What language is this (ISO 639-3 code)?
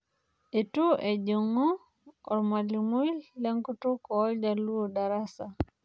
mas